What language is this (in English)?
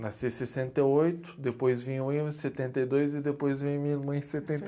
Portuguese